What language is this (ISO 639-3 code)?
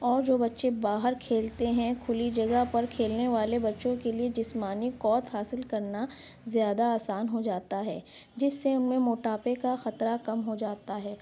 urd